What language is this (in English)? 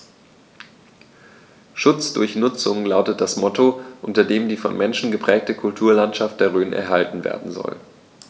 German